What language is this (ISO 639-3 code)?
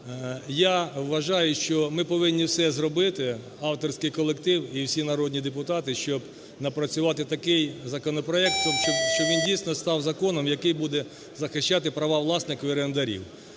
ukr